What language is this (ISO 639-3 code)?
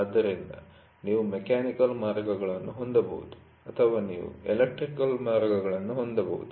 kan